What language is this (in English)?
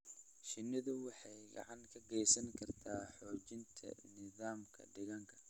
Somali